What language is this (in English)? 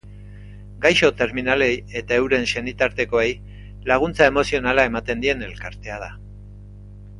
Basque